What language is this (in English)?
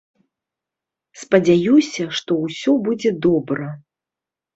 Belarusian